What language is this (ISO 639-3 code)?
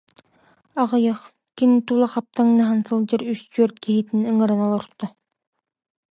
sah